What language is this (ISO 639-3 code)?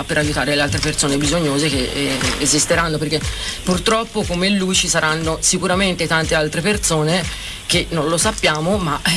ita